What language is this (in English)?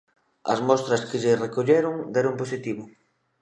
Galician